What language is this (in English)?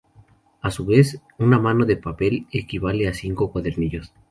Spanish